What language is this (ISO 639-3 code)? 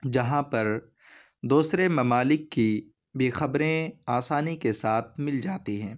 urd